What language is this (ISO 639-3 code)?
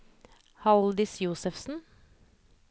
nor